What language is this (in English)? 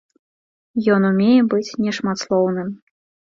Belarusian